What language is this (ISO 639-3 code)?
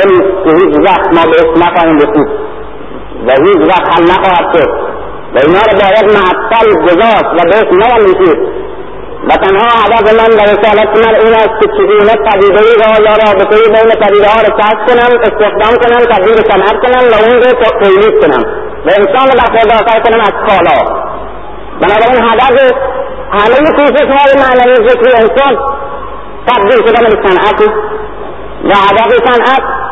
fas